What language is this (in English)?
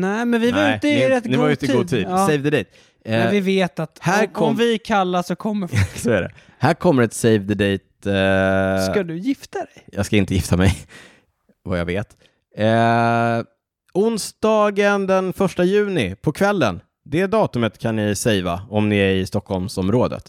Swedish